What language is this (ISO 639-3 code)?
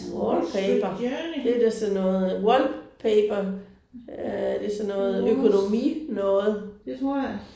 dan